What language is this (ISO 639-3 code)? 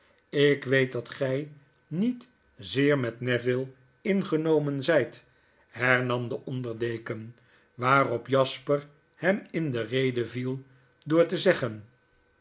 nld